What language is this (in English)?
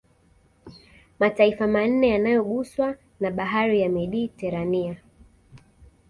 Swahili